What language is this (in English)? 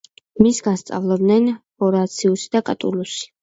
Georgian